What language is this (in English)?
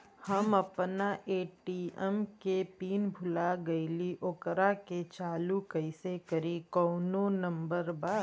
Bhojpuri